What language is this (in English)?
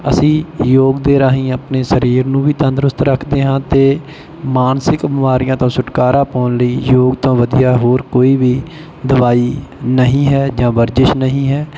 Punjabi